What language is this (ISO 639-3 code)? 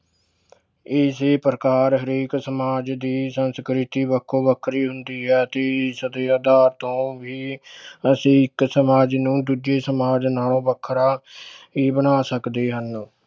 pan